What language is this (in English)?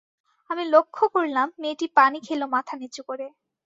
Bangla